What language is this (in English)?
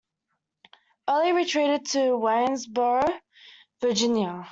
English